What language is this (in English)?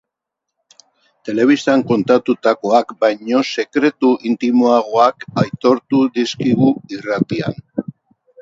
Basque